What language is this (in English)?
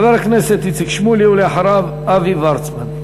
Hebrew